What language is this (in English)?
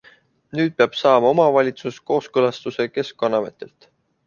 Estonian